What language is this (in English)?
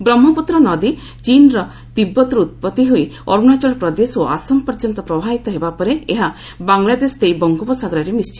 Odia